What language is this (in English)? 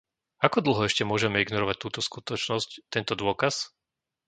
Slovak